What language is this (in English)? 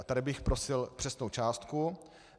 Czech